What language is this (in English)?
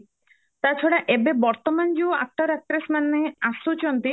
Odia